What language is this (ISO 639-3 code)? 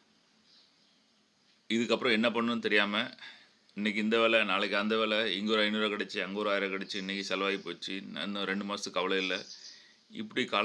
eng